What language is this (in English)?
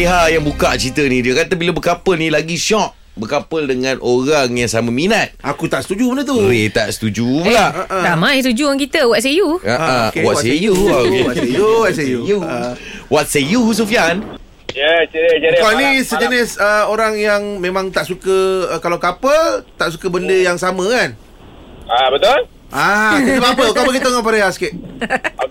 Malay